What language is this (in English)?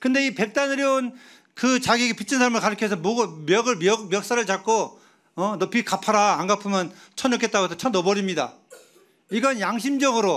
Korean